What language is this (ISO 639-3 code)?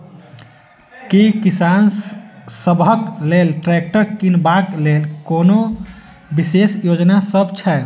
mai